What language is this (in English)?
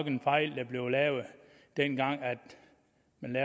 Danish